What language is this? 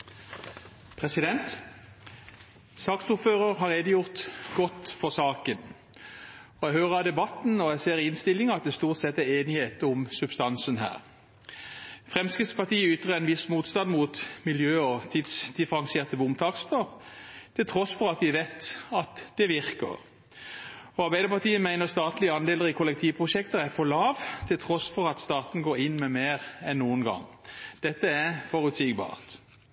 Norwegian Bokmål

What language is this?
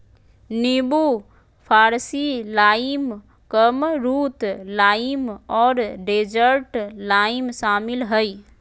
Magahi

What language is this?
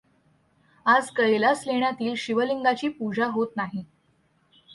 Marathi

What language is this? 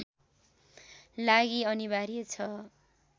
Nepali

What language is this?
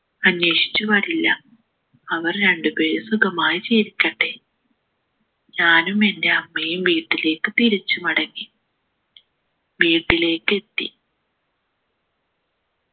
Malayalam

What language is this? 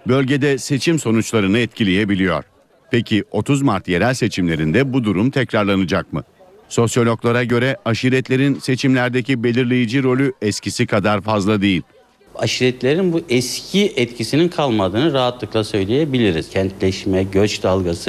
Turkish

